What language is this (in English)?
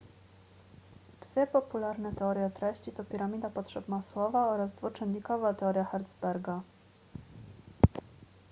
Polish